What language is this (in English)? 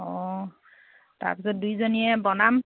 Assamese